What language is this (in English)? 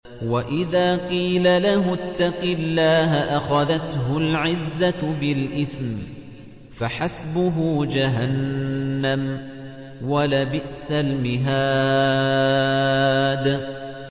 Arabic